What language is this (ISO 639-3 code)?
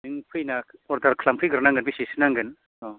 brx